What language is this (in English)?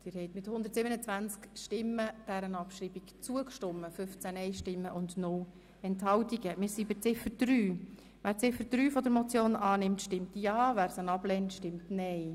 Swiss German